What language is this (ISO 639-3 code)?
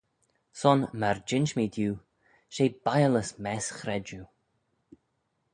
glv